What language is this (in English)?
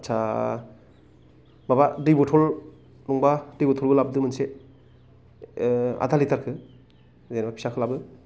Bodo